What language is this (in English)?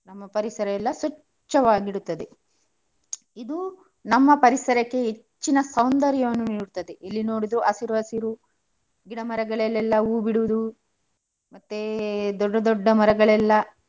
Kannada